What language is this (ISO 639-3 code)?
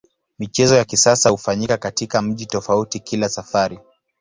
swa